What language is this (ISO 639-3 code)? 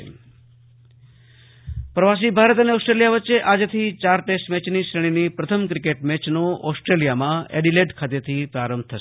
guj